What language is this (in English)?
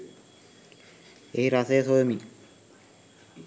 Sinhala